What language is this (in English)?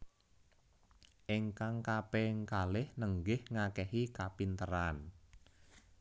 Javanese